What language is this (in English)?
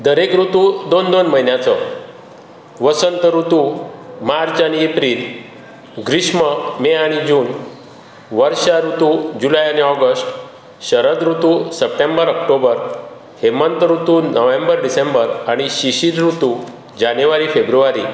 Konkani